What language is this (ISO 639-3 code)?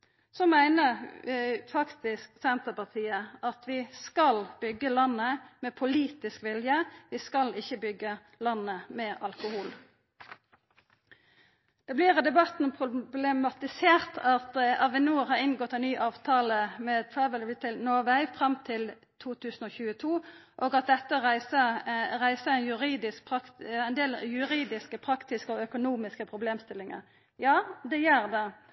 nno